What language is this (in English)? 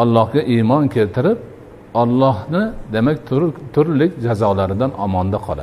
Turkish